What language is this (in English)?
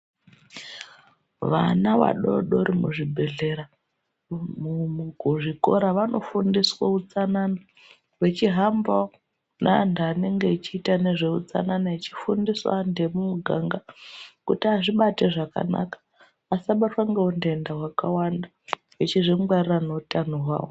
Ndau